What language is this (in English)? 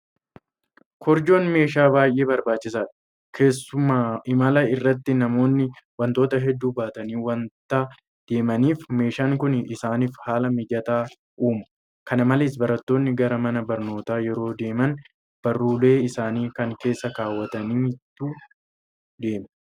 Oromo